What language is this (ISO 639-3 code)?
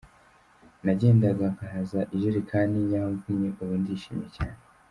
kin